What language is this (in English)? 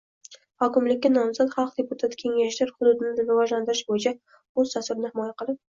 Uzbek